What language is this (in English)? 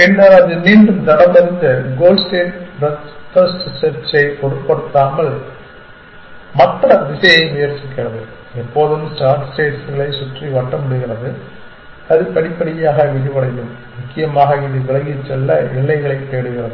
Tamil